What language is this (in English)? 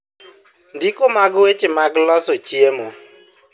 Luo (Kenya and Tanzania)